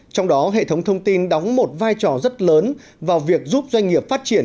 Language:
Vietnamese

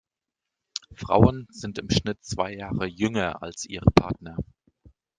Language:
German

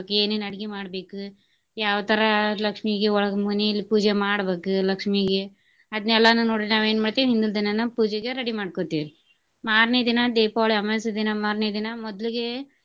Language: Kannada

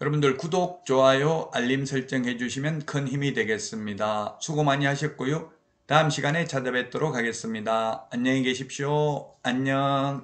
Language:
Korean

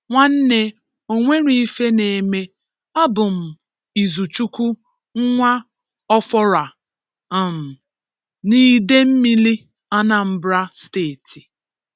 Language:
Igbo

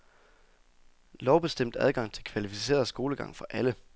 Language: Danish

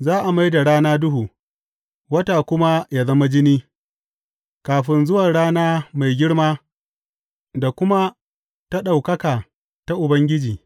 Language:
Hausa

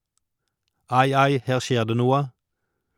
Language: Norwegian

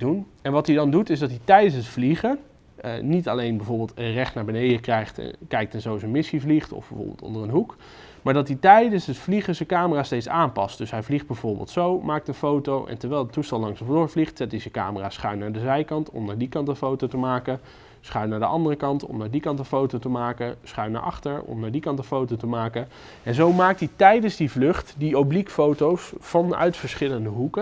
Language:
Dutch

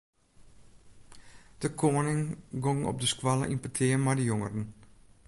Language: Western Frisian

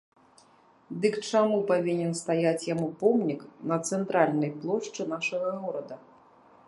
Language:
Belarusian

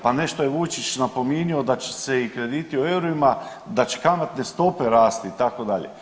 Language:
Croatian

